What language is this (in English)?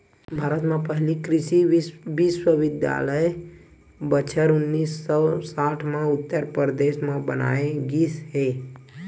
Chhattisgarhi